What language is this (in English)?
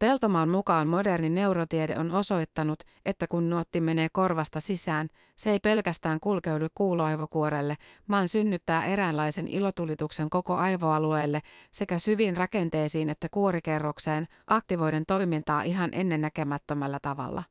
Finnish